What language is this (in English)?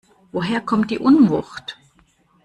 German